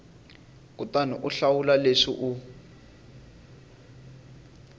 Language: Tsonga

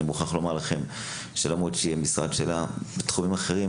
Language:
Hebrew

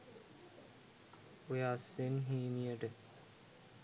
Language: Sinhala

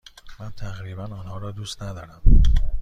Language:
Persian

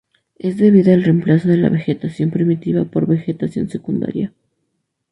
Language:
Spanish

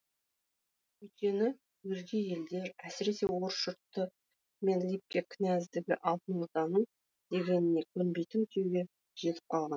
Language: Kazakh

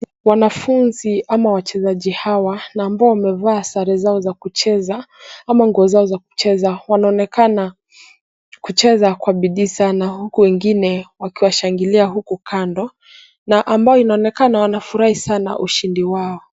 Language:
Swahili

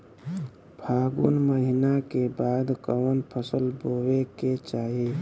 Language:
Bhojpuri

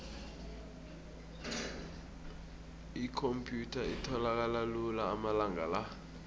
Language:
South Ndebele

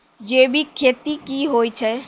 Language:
Maithili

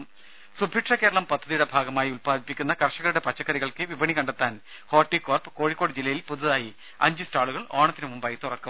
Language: Malayalam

